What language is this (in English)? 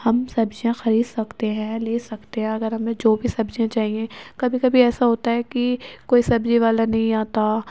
Urdu